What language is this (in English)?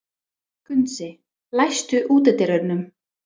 Icelandic